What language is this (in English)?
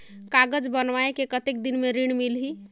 Chhattisgarhi